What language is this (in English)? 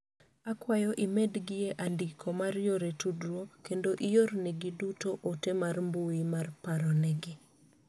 Luo (Kenya and Tanzania)